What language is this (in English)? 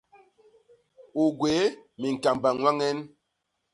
Basaa